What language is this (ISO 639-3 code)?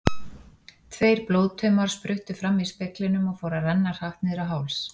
isl